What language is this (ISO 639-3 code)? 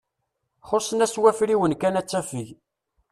kab